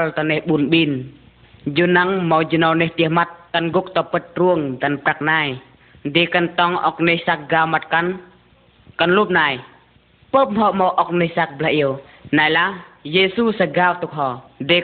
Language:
Vietnamese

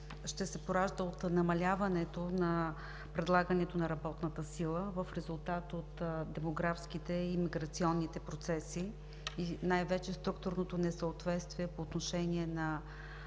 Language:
Bulgarian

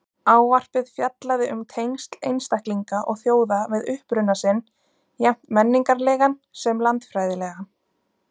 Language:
Icelandic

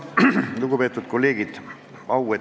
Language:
Estonian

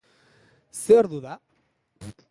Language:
Basque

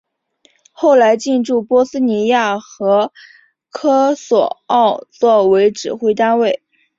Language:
Chinese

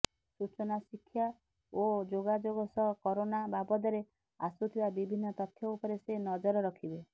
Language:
Odia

